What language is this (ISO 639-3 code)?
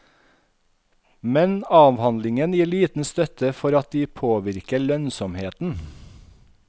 nor